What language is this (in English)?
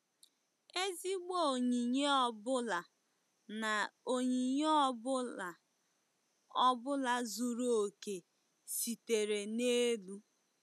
Igbo